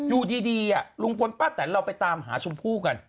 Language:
Thai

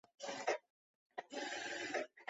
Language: Chinese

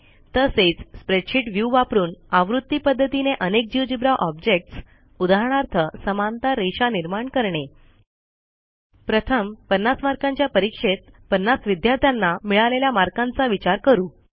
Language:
Marathi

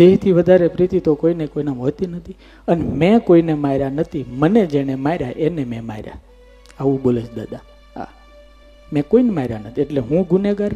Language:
Gujarati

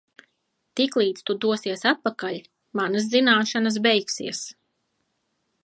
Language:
Latvian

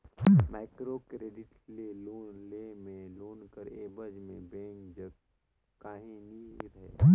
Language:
Chhattisgarhi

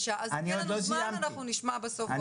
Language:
Hebrew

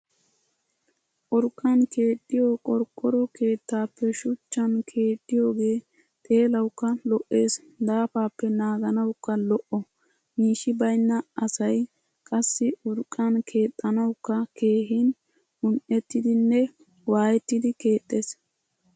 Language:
Wolaytta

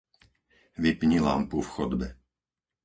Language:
Slovak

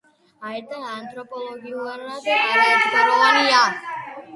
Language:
Georgian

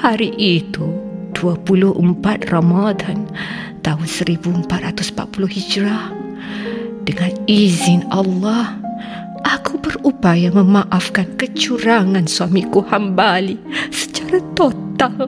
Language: Malay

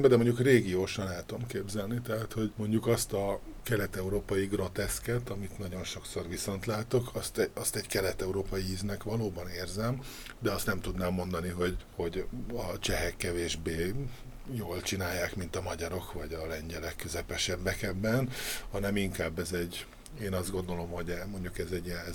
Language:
Hungarian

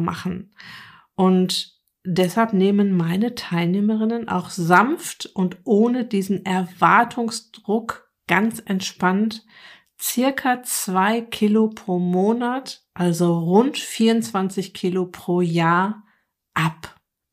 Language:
German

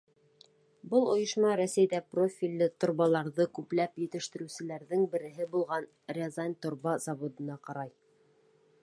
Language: Bashkir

